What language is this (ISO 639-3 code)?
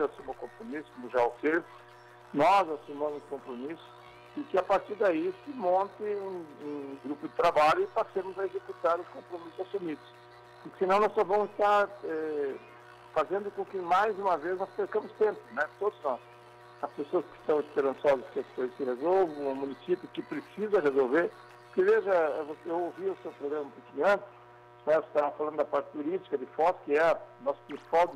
por